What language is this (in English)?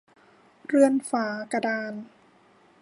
Thai